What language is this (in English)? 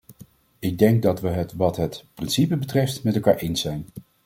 Dutch